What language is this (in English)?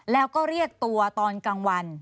Thai